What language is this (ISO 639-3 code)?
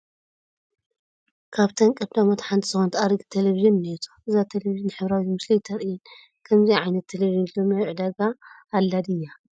tir